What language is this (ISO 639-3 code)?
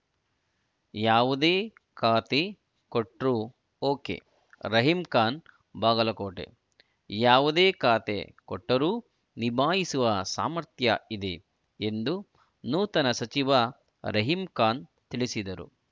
kan